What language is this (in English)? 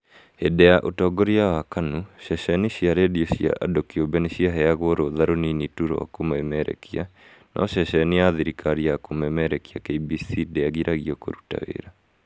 Kikuyu